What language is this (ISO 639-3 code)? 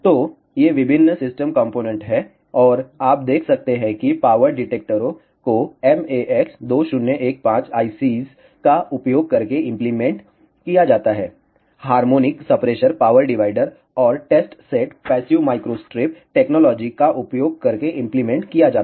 hin